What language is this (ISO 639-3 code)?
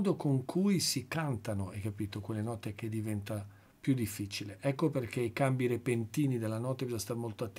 ita